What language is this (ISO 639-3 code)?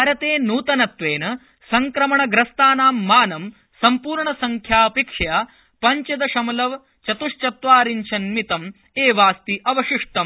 san